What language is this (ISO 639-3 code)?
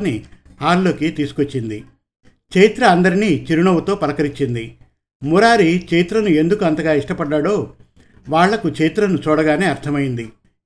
tel